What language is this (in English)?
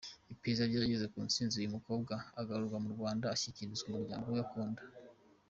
Kinyarwanda